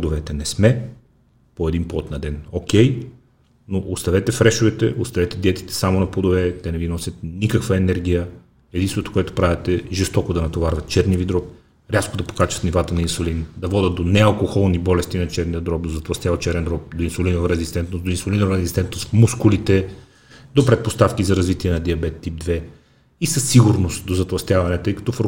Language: Bulgarian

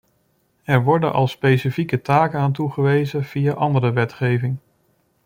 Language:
Dutch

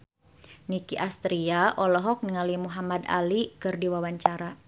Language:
Sundanese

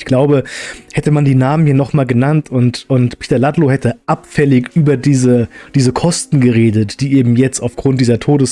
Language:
German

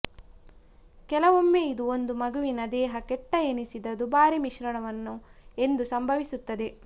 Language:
Kannada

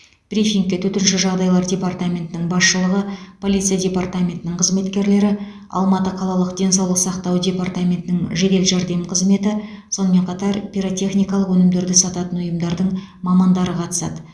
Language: Kazakh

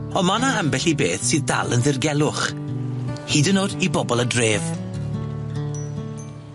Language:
Welsh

